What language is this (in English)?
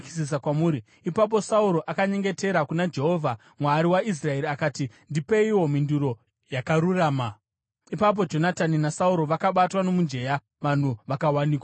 Shona